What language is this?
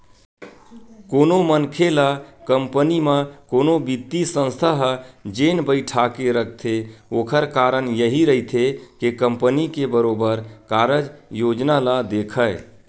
Chhattisgarhi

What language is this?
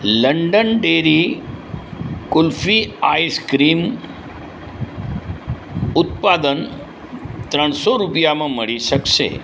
Gujarati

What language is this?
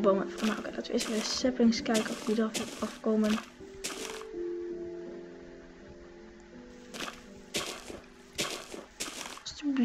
Dutch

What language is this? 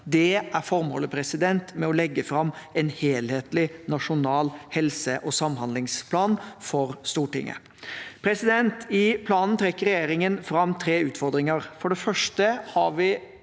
Norwegian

